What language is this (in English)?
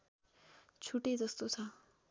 Nepali